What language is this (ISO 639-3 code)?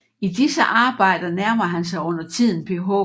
dan